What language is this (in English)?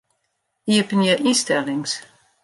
Western Frisian